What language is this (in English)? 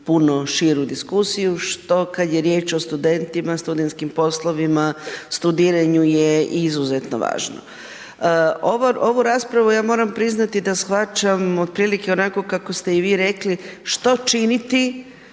Croatian